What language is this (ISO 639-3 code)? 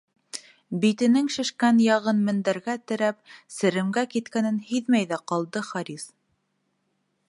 bak